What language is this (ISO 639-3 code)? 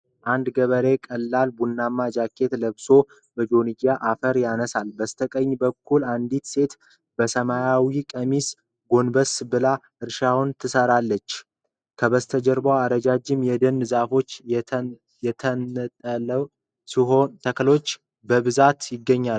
amh